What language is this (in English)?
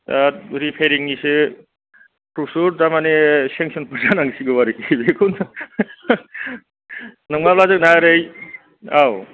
Bodo